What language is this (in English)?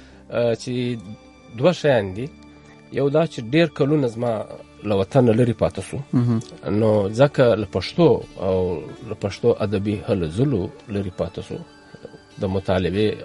Urdu